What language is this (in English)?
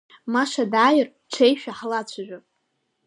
Abkhazian